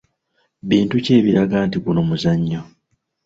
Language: Ganda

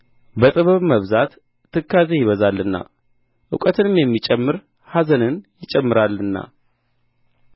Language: Amharic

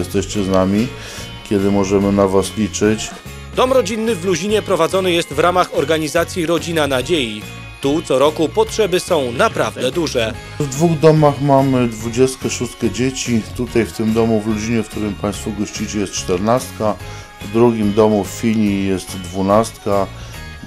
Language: Polish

